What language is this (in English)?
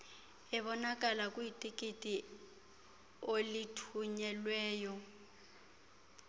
Xhosa